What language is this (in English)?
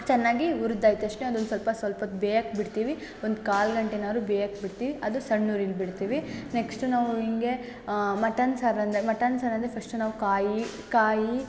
Kannada